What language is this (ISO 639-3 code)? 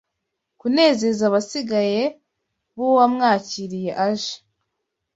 kin